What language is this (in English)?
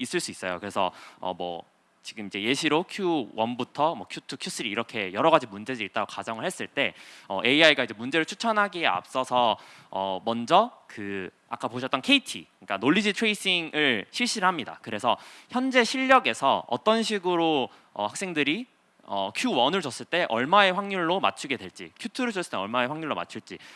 Korean